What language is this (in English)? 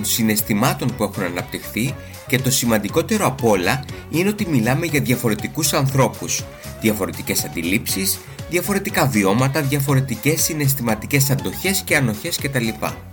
Greek